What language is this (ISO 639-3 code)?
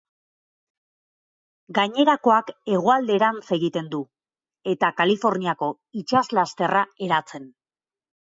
eus